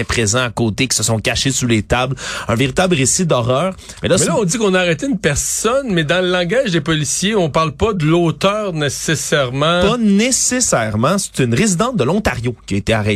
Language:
French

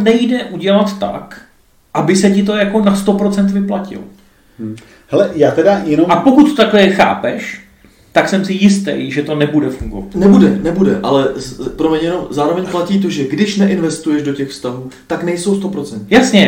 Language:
Czech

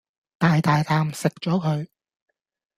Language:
Cantonese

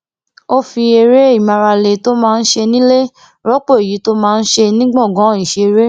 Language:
Yoruba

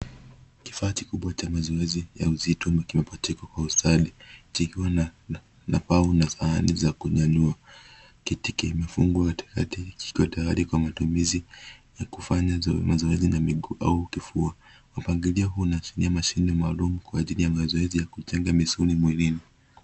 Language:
Swahili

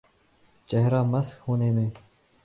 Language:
Urdu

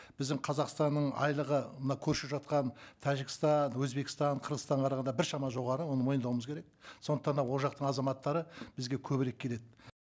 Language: Kazakh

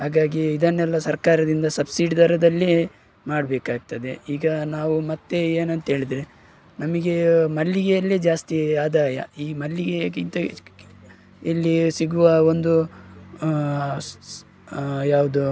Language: Kannada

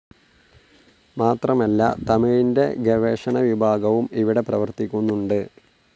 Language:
Malayalam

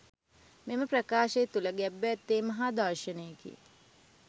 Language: Sinhala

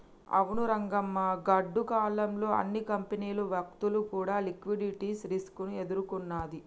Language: Telugu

